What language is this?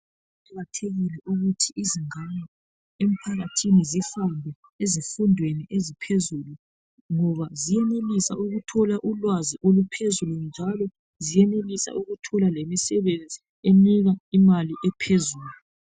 North Ndebele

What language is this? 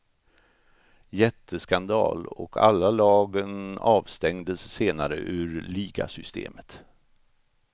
Swedish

